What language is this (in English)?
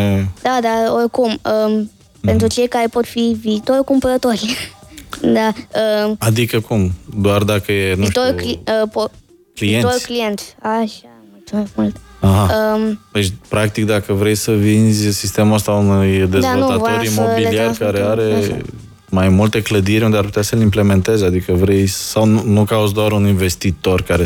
Romanian